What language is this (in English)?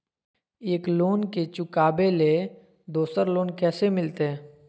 Magahi